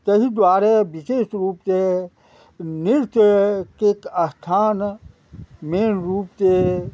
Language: Maithili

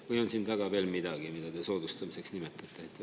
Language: Estonian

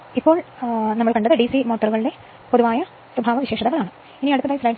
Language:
Malayalam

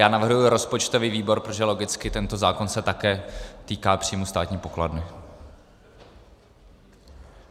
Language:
Czech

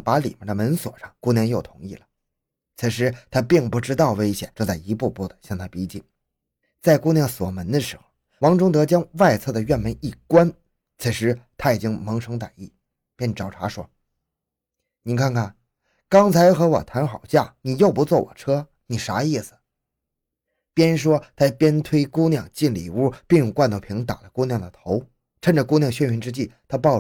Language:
Chinese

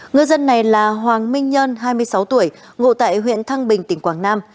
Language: Vietnamese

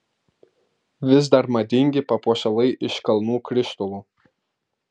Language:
Lithuanian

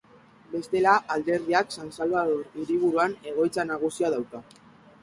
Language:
Basque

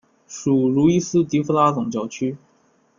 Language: Chinese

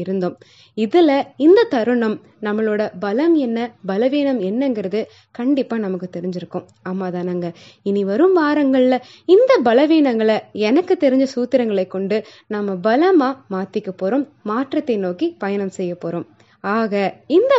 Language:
Tamil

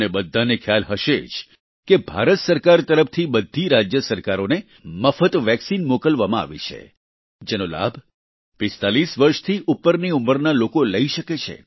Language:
Gujarati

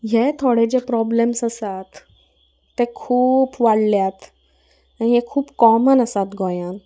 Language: Konkani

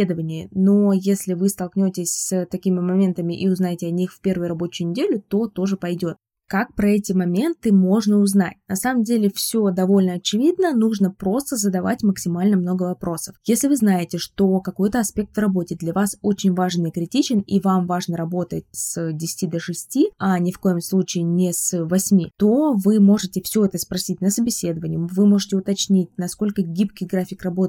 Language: Russian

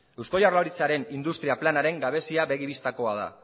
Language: Basque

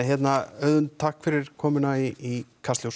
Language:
Icelandic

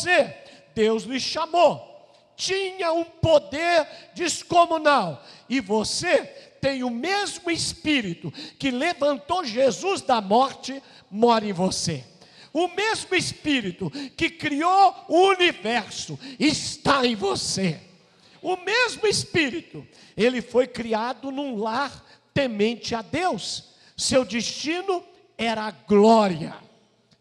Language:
Portuguese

